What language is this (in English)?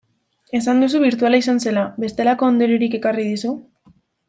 Basque